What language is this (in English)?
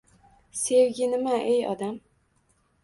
Uzbek